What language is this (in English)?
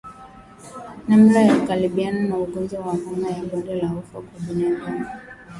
Swahili